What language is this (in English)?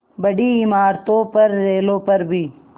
Hindi